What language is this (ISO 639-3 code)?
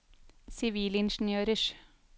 nor